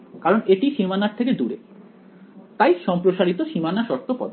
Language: Bangla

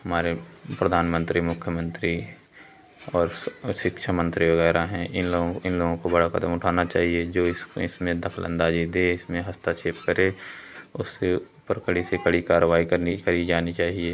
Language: Hindi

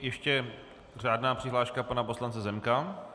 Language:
Czech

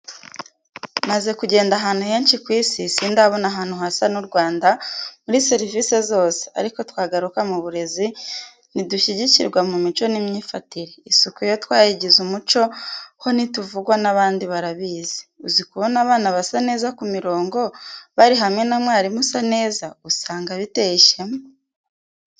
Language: Kinyarwanda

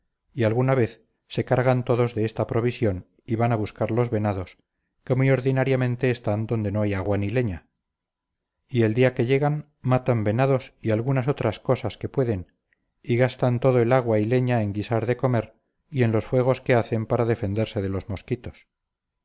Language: Spanish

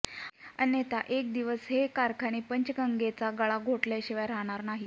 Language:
Marathi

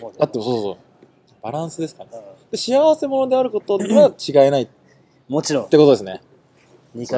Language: Japanese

